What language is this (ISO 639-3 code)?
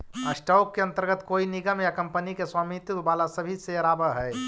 mag